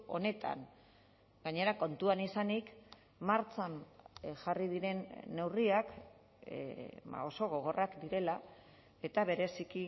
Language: Basque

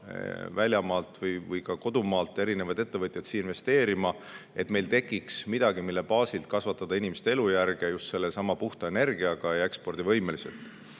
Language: Estonian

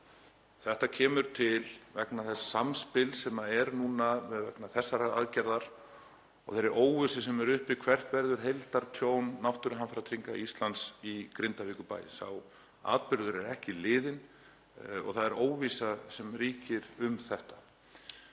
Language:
Icelandic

